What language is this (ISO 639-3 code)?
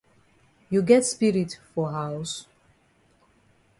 wes